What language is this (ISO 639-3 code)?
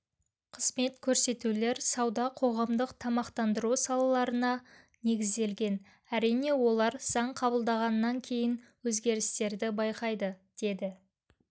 kaz